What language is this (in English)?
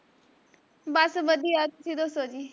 Punjabi